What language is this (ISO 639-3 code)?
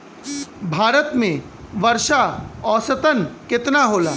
bho